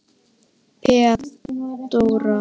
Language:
Icelandic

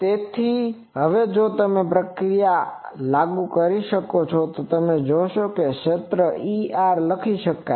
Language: Gujarati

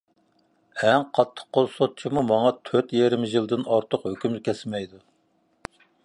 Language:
Uyghur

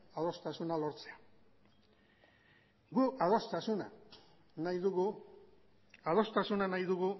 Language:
Basque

